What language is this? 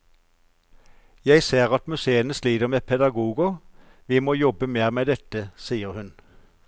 Norwegian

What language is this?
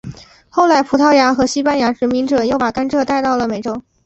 Chinese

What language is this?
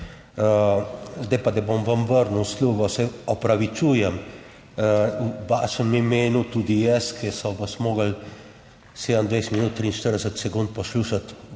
Slovenian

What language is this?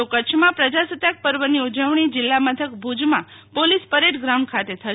Gujarati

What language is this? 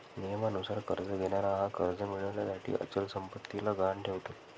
Marathi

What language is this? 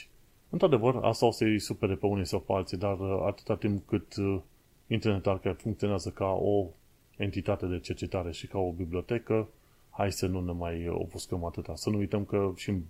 Romanian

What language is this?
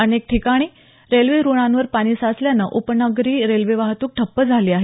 Marathi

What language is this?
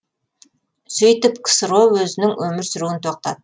Kazakh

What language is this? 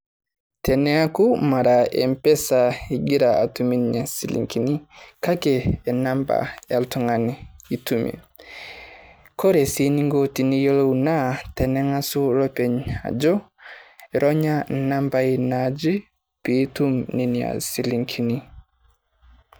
Masai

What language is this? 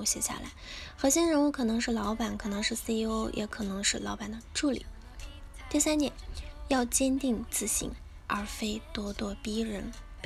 Chinese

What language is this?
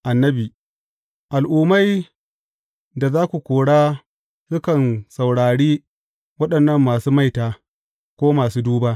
Hausa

